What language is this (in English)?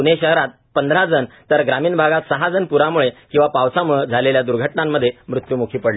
Marathi